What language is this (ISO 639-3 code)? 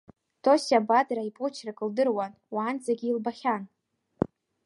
abk